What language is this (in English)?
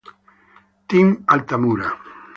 Italian